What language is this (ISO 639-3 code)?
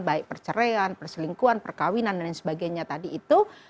ind